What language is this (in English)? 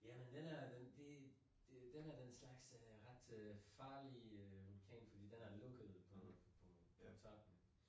Danish